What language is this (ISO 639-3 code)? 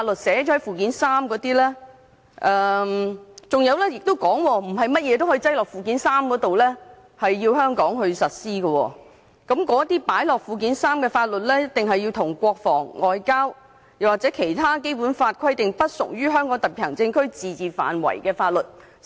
yue